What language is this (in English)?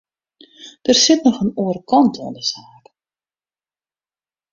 Western Frisian